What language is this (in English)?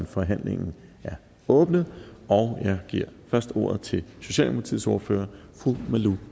Danish